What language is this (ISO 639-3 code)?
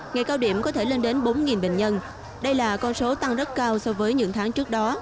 vie